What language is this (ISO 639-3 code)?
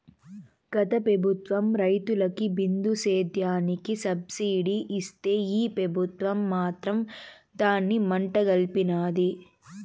tel